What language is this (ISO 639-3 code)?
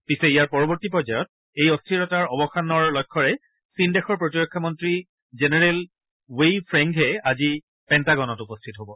asm